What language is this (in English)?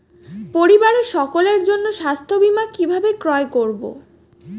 Bangla